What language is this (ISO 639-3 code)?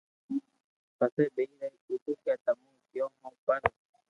lrk